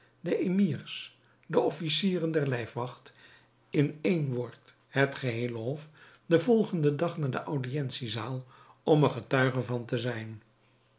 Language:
Dutch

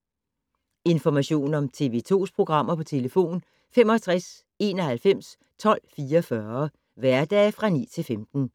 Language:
Danish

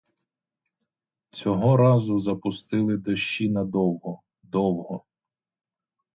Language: Ukrainian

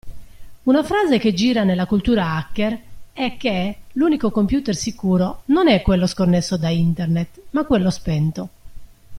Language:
Italian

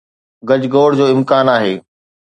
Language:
Sindhi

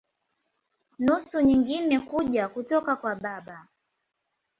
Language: Swahili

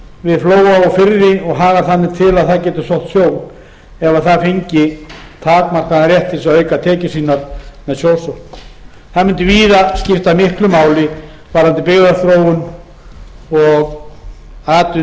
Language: Icelandic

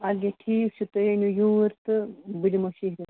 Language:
Kashmiri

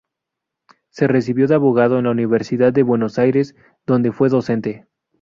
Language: Spanish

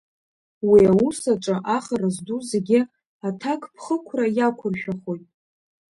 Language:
Abkhazian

